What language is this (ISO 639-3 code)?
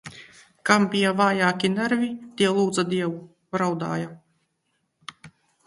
lav